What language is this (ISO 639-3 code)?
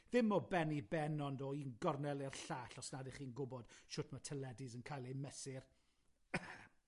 cym